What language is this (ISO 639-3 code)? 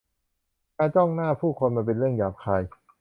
tha